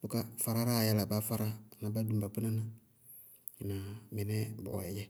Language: Bago-Kusuntu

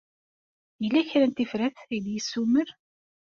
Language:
Kabyle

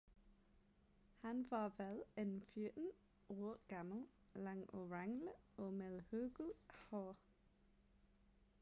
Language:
Danish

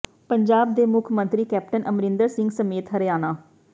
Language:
Punjabi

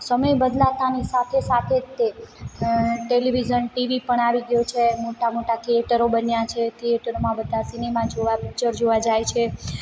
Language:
Gujarati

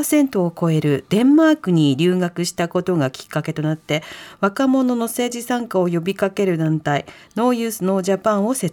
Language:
Japanese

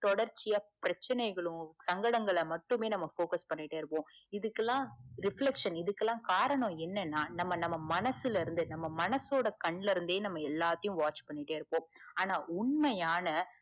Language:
Tamil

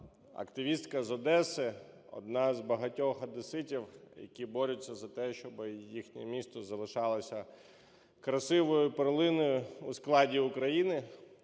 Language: Ukrainian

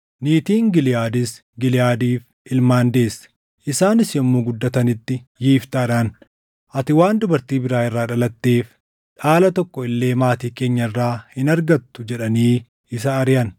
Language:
Oromo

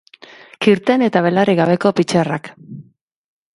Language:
Basque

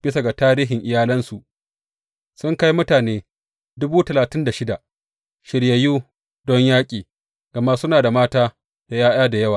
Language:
Hausa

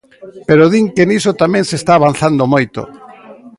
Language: Galician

